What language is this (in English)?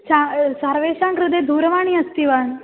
Sanskrit